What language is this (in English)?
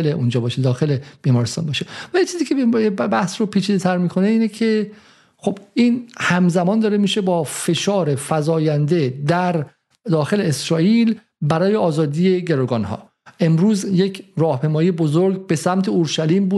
Persian